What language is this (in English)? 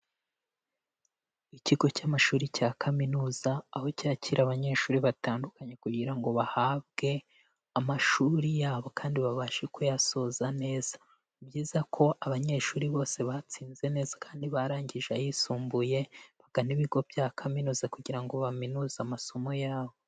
Kinyarwanda